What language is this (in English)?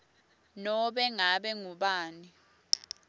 Swati